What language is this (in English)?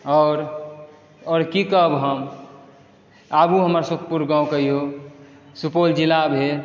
Maithili